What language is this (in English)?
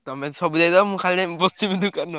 Odia